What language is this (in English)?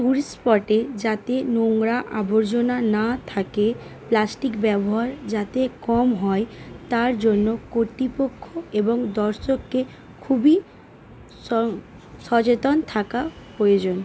Bangla